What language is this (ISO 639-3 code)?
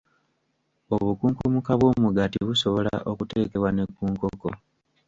lug